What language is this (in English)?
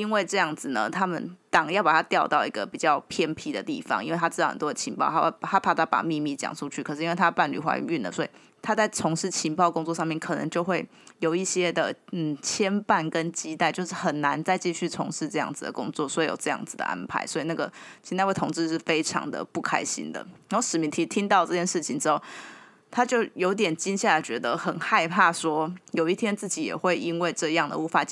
Chinese